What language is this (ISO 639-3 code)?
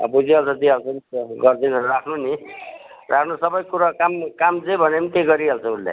nep